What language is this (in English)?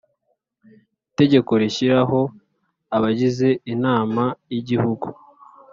Kinyarwanda